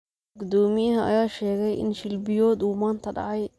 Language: Somali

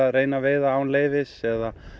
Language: Icelandic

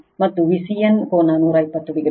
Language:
Kannada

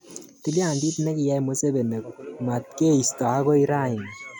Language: Kalenjin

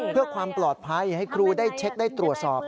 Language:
Thai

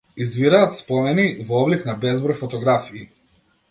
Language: Macedonian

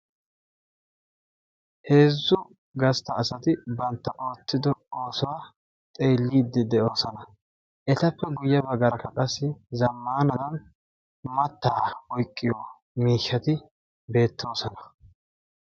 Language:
Wolaytta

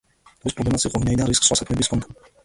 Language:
Georgian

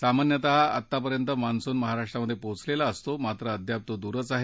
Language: Marathi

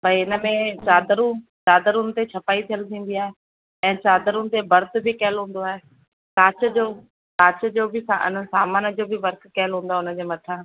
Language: Sindhi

